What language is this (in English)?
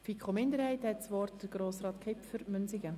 Swiss German